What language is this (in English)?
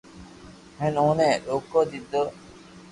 Loarki